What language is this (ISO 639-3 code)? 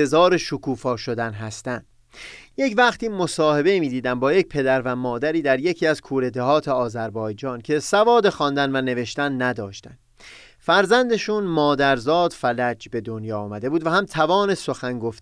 fas